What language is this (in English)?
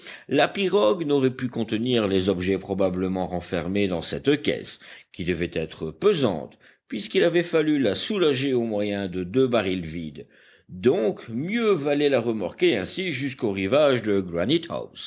French